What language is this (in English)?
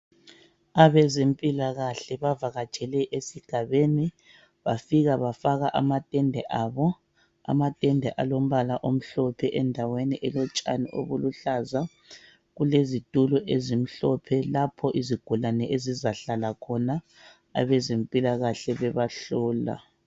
North Ndebele